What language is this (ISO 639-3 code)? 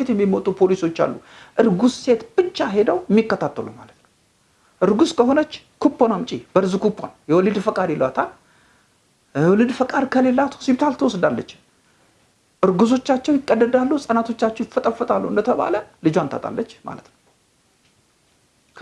eng